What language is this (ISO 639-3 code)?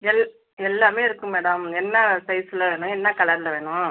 tam